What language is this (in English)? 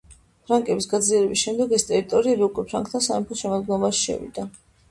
Georgian